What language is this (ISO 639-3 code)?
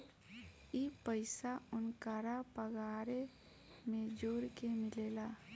bho